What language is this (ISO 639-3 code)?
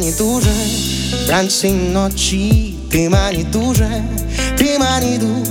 ukr